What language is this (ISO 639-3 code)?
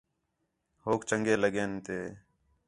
xhe